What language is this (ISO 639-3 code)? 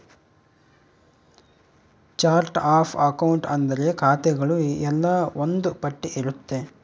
kan